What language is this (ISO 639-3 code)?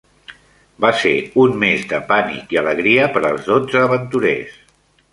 cat